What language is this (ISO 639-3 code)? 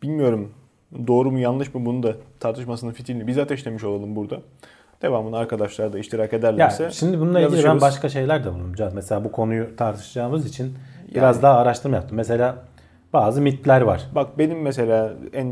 tur